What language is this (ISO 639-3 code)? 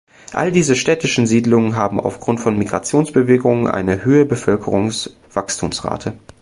deu